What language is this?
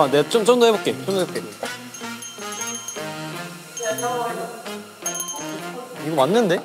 Korean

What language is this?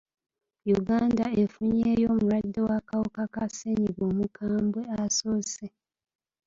Ganda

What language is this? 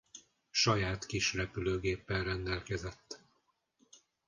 Hungarian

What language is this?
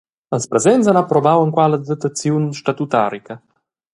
Romansh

